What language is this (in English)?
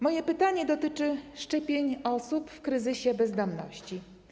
Polish